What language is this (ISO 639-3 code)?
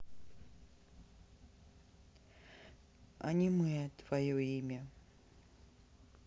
rus